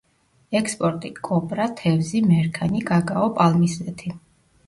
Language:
Georgian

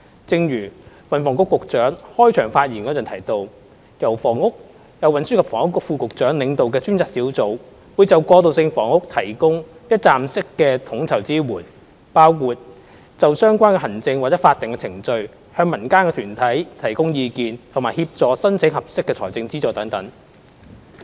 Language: Cantonese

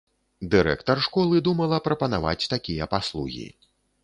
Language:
Belarusian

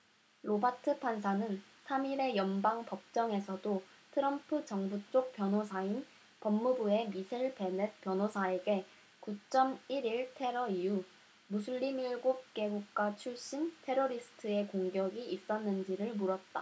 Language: Korean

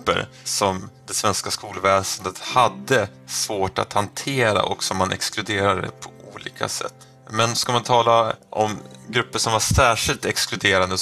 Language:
Swedish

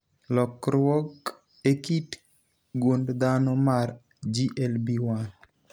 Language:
Luo (Kenya and Tanzania)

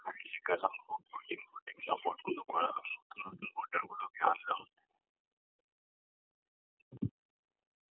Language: Bangla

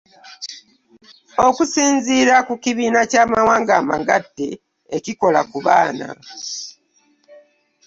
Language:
Ganda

